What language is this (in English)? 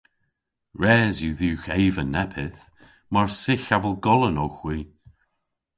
Cornish